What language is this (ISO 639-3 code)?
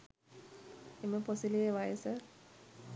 sin